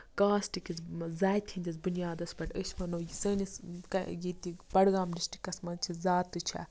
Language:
Kashmiri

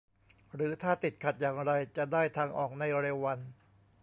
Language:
Thai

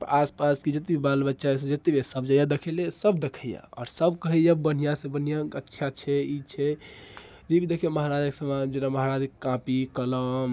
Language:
Maithili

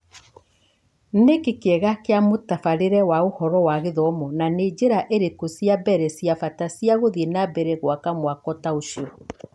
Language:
Kikuyu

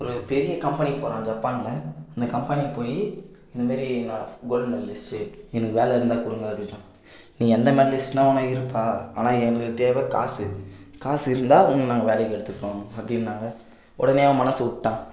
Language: Tamil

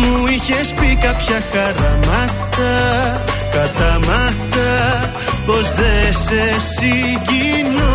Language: Greek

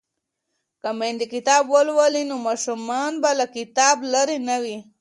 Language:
Pashto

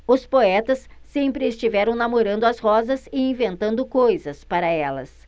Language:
Portuguese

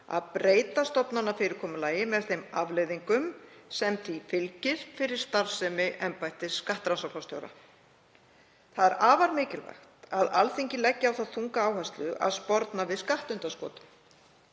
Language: Icelandic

